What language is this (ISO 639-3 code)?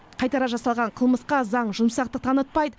kaz